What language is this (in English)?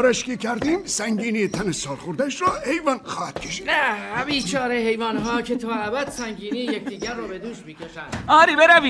Persian